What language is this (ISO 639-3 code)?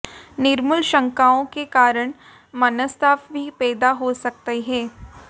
hin